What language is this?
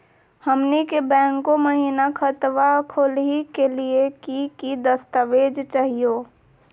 Magahi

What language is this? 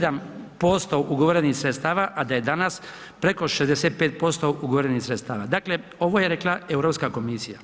Croatian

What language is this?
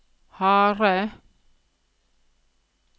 Norwegian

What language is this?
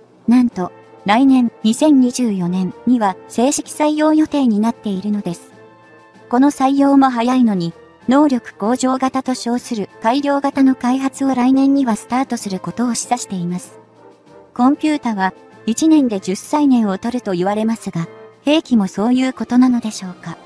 Japanese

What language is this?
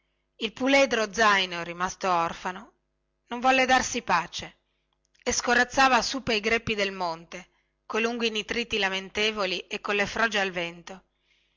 Italian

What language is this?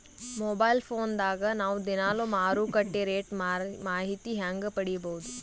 Kannada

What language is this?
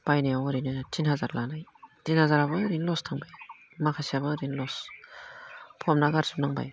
Bodo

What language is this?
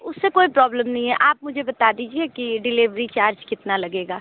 Hindi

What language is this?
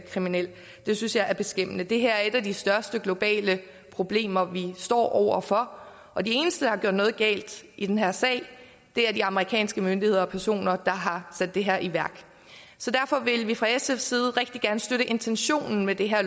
Danish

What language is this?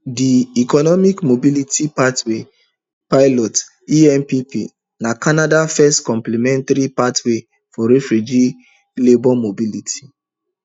Nigerian Pidgin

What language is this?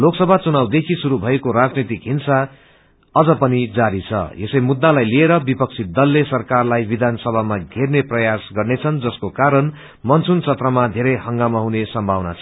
Nepali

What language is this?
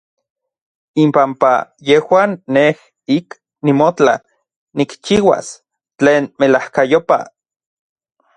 Orizaba Nahuatl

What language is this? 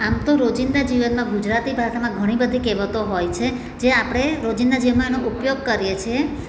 Gujarati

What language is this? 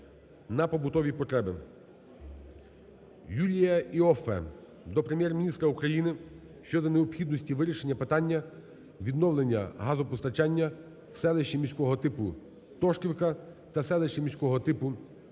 Ukrainian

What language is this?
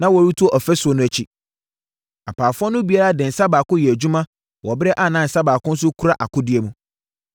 Akan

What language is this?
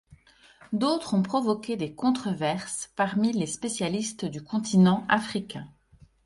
French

